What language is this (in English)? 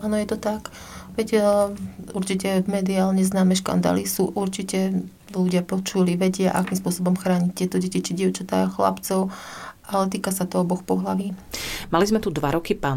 Slovak